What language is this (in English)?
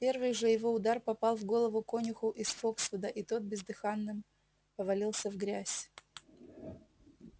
Russian